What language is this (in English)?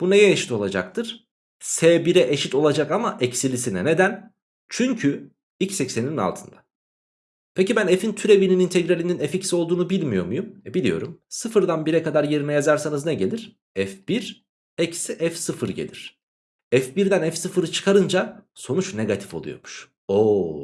Turkish